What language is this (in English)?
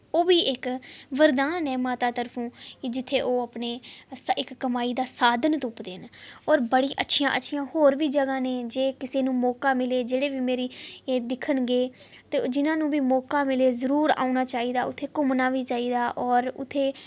Dogri